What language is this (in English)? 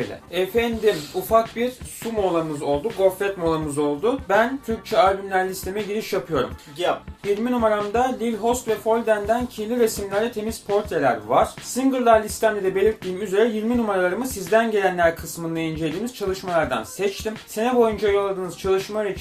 Turkish